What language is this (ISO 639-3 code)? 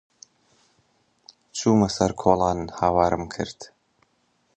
ckb